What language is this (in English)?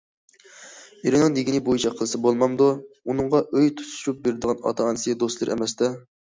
Uyghur